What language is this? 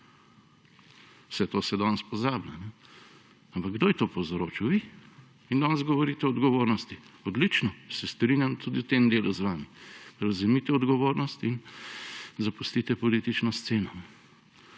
Slovenian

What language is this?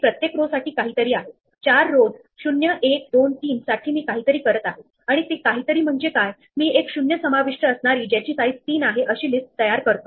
Marathi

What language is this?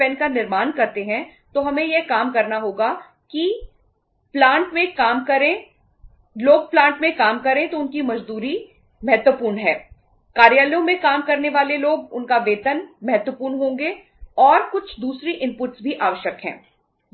Hindi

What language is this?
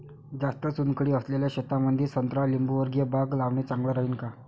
Marathi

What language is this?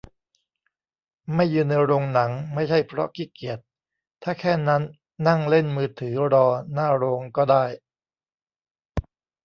Thai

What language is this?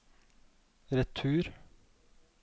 Norwegian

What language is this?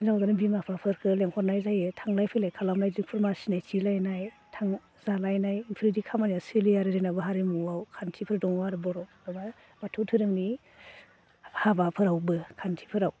Bodo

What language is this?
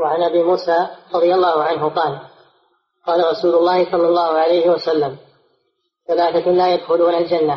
Arabic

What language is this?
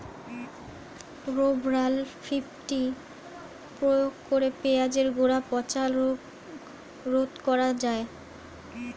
Bangla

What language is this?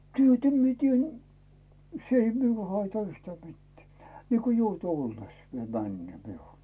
Finnish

